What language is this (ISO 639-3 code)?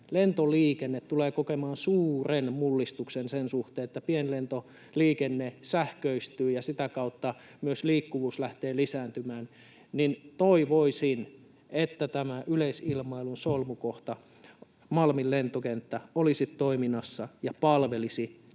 fin